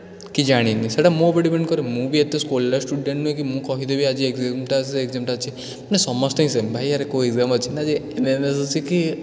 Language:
Odia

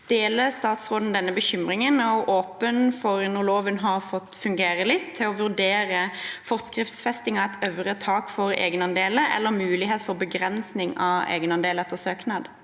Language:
Norwegian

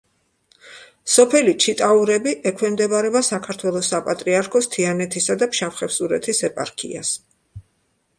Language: Georgian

